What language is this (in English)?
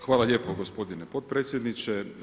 Croatian